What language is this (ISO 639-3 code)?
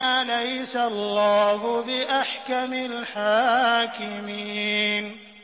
ara